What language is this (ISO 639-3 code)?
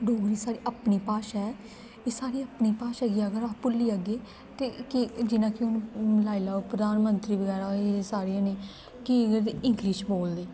doi